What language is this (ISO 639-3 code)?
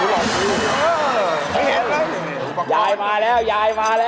tha